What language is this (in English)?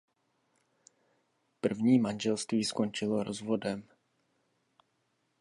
Czech